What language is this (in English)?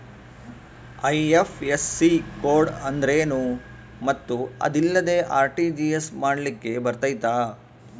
Kannada